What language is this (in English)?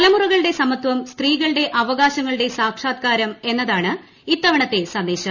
Malayalam